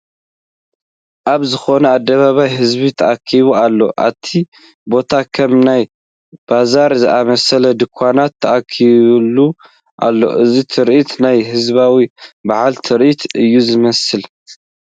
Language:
Tigrinya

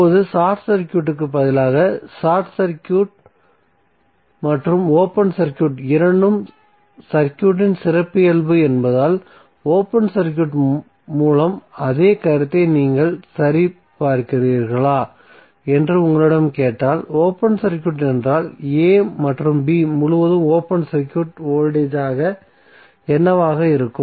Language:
Tamil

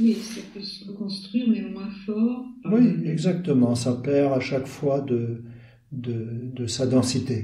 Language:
French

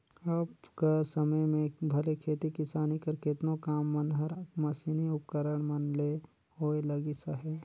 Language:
Chhattisgarhi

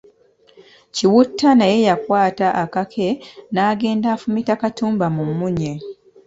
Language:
Ganda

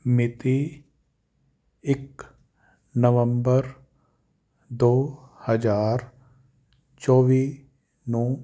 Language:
Punjabi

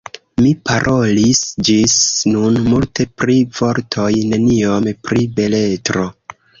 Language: Esperanto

